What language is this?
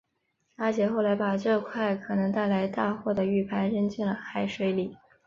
Chinese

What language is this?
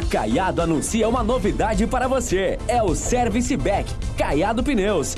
Portuguese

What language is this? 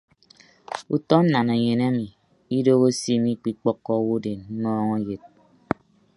Ibibio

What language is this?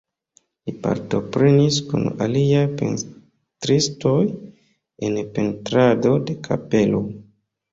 Esperanto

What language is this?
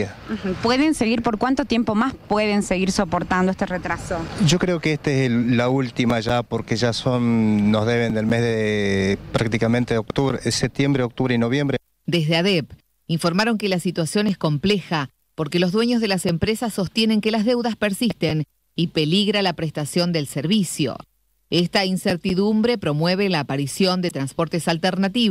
Spanish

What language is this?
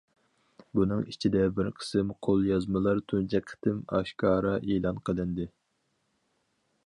Uyghur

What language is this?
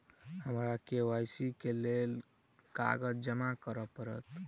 Maithili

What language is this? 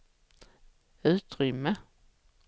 Swedish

